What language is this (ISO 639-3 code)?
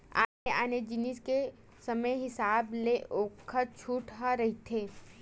hne